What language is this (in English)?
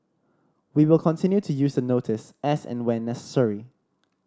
English